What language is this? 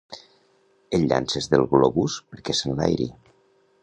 Catalan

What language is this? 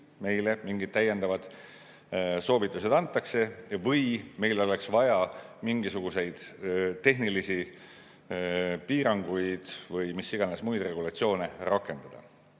Estonian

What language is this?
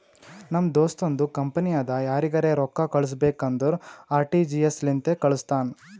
Kannada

